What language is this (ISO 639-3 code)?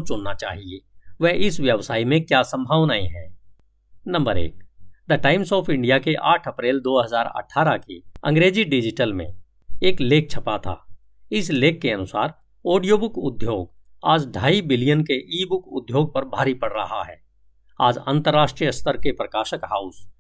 hin